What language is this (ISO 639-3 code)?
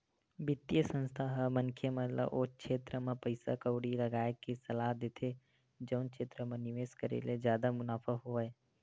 hne